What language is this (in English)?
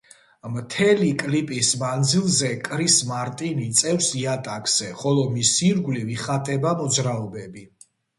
Georgian